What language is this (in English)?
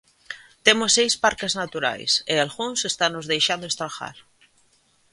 Galician